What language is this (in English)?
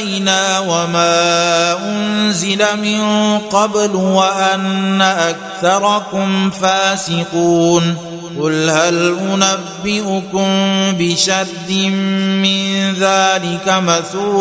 Arabic